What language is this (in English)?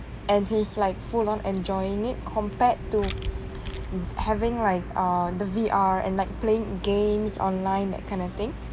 English